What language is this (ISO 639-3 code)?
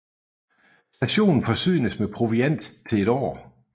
dan